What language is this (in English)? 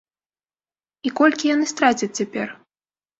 Belarusian